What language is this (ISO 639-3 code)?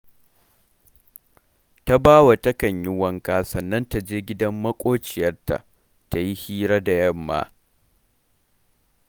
hau